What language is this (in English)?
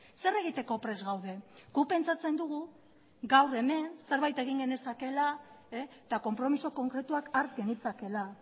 Basque